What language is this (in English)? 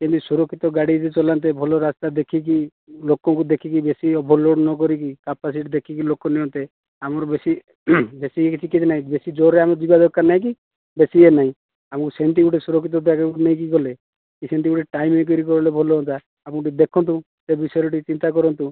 Odia